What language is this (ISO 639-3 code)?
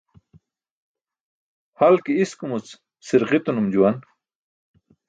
bsk